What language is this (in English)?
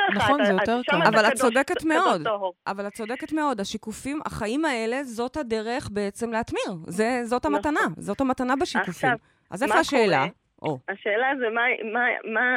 Hebrew